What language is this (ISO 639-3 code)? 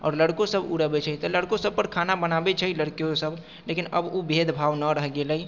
mai